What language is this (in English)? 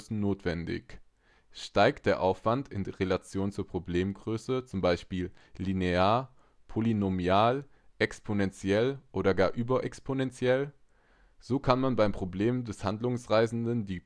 German